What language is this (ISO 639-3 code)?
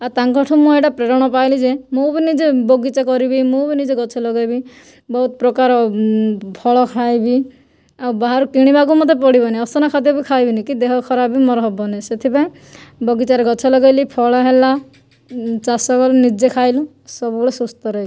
ori